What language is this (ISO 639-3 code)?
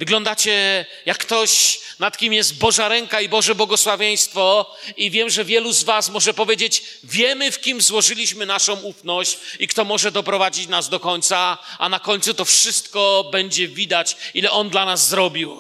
pol